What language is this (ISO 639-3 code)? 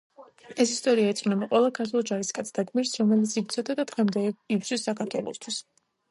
kat